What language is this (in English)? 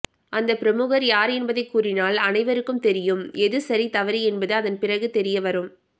Tamil